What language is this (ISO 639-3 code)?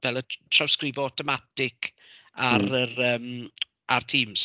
cym